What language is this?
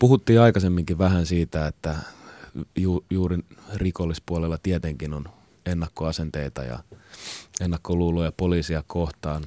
Finnish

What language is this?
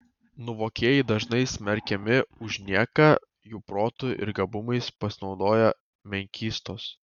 Lithuanian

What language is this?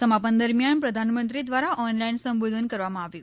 Gujarati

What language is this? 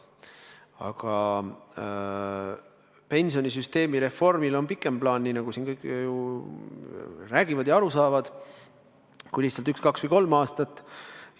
Estonian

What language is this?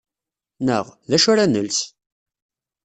Kabyle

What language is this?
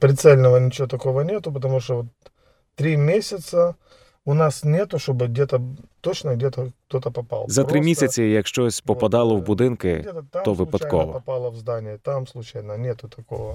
Ukrainian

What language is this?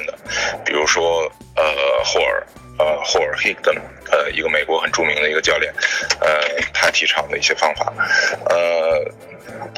Chinese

